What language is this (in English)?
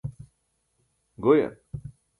Burushaski